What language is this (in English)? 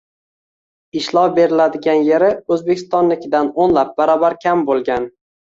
Uzbek